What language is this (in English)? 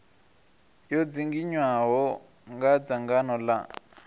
Venda